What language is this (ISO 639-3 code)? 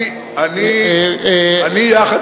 heb